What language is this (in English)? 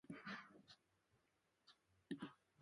Bafut